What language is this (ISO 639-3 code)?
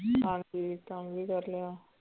pan